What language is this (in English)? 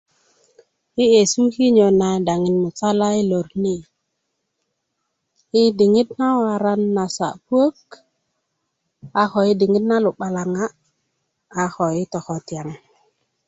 Kuku